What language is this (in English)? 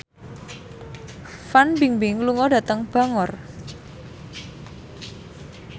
Javanese